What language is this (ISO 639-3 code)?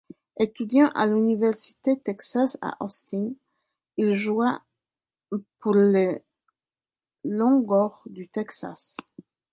fra